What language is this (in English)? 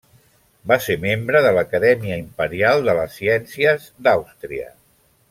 Catalan